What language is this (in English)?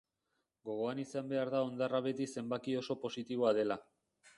Basque